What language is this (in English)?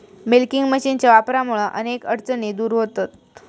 Marathi